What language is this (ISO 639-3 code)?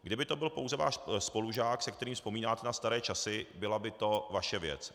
ces